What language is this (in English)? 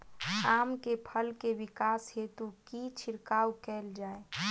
Maithili